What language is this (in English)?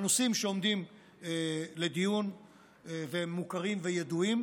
Hebrew